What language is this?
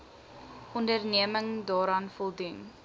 Afrikaans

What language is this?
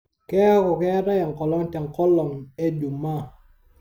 Masai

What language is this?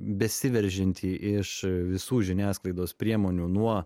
Lithuanian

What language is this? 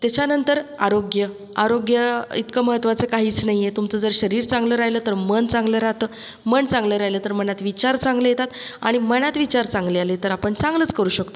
Marathi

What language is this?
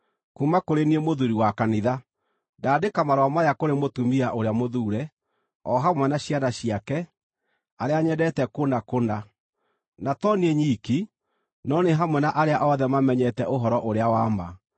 Kikuyu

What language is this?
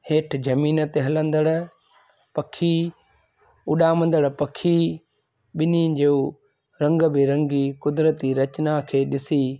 Sindhi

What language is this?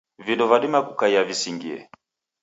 Taita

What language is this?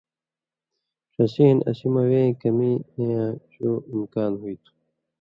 Indus Kohistani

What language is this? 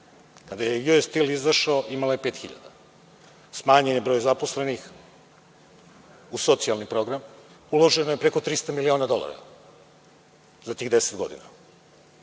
Serbian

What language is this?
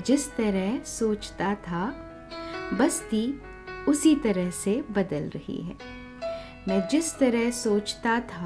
Hindi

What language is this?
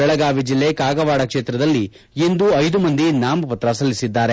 Kannada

